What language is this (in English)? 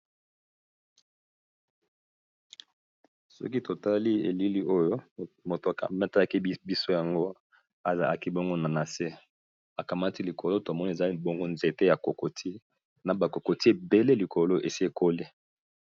Lingala